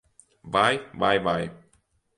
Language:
Latvian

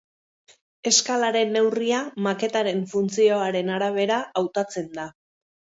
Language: Basque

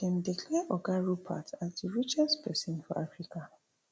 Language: Nigerian Pidgin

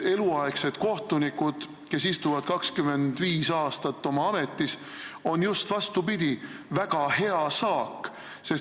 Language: Estonian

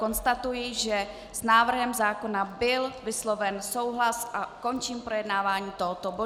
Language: Czech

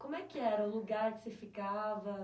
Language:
Portuguese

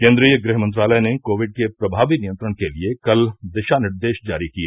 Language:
Hindi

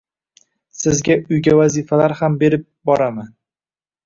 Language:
Uzbek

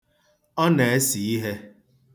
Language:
Igbo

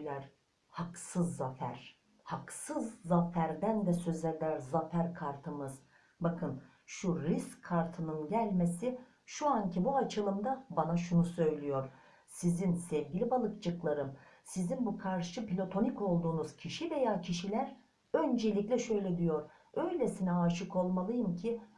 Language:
Turkish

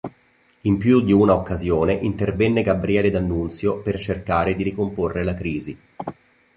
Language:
Italian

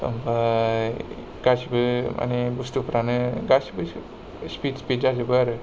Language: Bodo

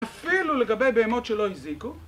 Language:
Hebrew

